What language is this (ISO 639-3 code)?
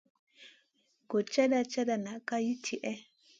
mcn